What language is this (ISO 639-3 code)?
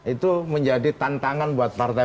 ind